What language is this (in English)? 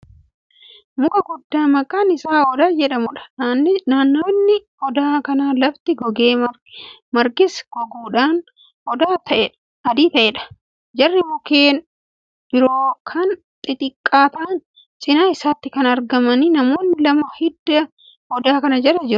Oromo